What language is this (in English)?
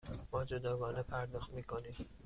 Persian